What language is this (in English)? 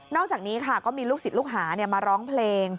Thai